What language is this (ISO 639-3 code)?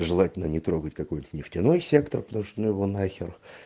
rus